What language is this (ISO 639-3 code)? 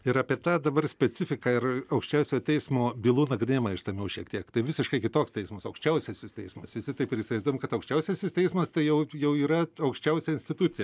lit